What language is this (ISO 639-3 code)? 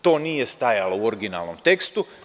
srp